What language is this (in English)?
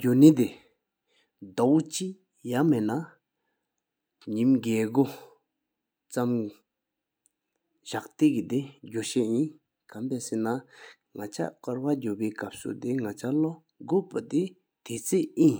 Sikkimese